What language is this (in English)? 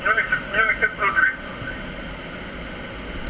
Wolof